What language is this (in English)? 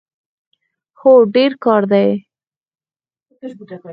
Pashto